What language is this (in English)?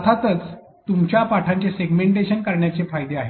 Marathi